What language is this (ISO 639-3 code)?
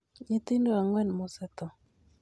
luo